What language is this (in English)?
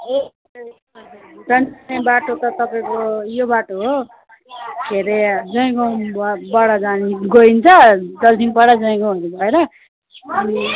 Nepali